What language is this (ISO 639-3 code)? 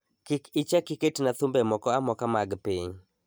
luo